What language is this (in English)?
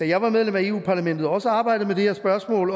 Danish